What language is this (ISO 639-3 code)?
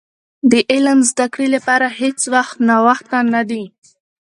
pus